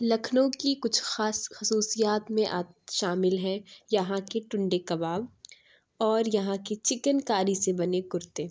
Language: Urdu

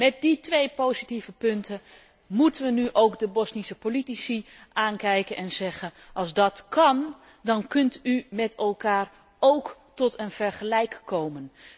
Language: Dutch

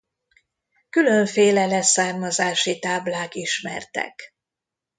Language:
Hungarian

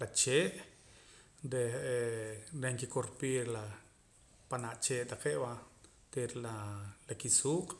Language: Poqomam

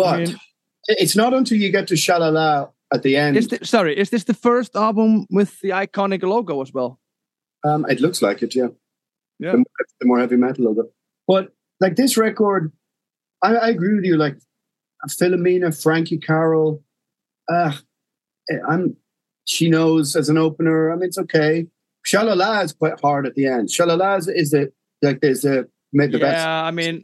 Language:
English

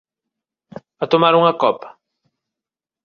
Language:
Galician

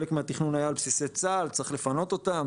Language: Hebrew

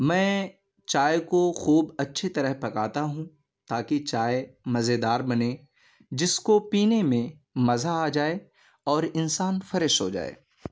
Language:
Urdu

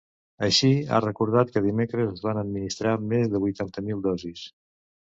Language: Catalan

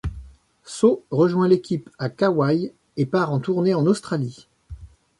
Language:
French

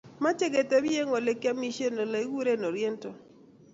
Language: Kalenjin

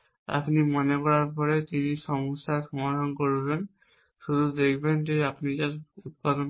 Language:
Bangla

